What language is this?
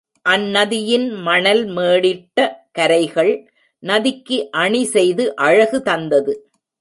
Tamil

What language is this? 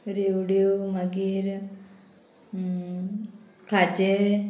Konkani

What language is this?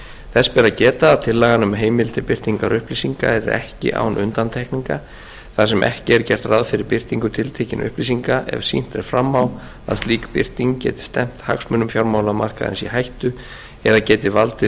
Icelandic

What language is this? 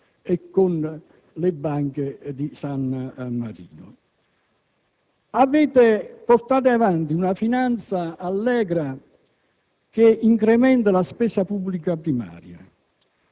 Italian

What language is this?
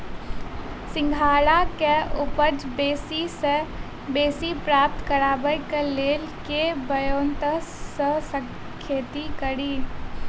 Maithili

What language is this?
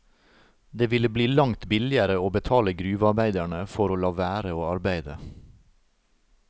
Norwegian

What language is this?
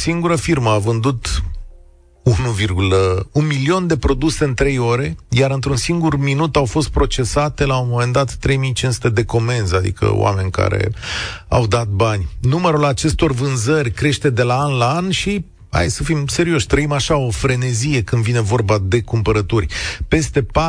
Romanian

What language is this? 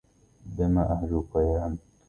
Arabic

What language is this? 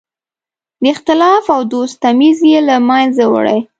Pashto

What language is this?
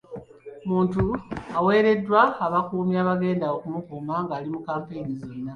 Ganda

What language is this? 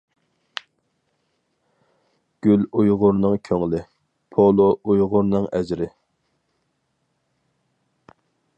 Uyghur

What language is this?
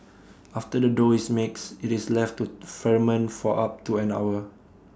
English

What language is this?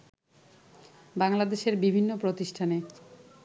Bangla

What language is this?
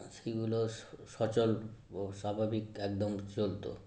Bangla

